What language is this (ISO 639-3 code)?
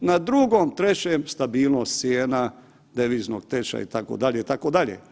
hrv